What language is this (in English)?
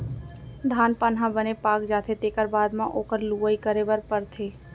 Chhattisgarhi